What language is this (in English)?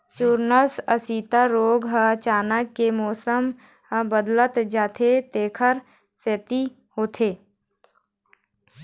Chhattisgarhi